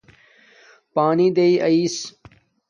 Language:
Domaaki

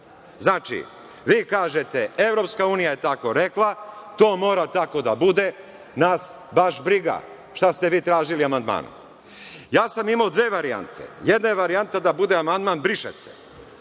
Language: Serbian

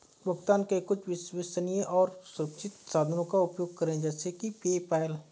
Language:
Hindi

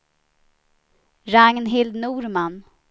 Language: Swedish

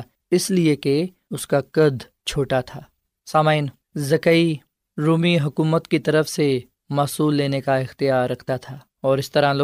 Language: Urdu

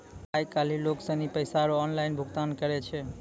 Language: Maithili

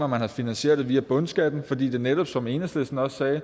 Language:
Danish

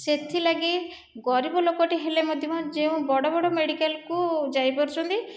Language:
Odia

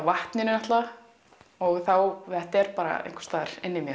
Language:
Icelandic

